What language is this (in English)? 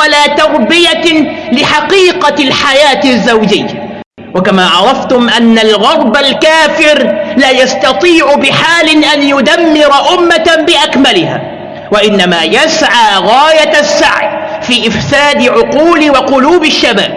Arabic